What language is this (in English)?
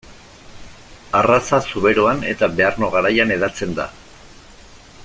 Basque